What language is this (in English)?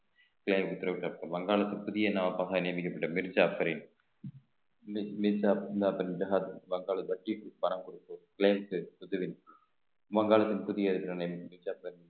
Tamil